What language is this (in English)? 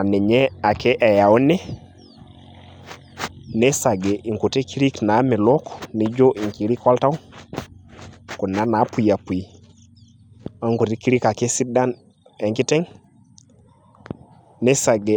Masai